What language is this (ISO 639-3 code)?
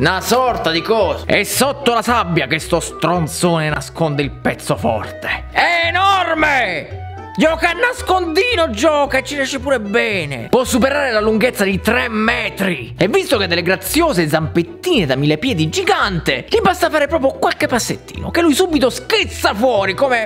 ita